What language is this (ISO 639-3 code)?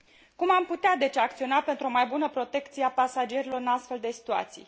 ron